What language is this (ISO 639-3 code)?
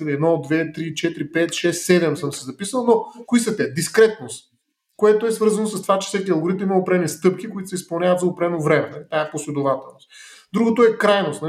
bul